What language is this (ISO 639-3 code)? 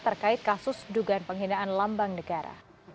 ind